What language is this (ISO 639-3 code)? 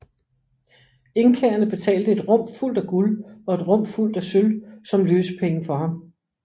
dan